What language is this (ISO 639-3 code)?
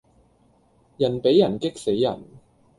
yue